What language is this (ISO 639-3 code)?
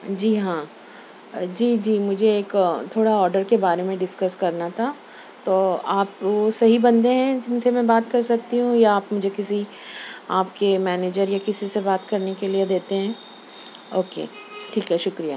urd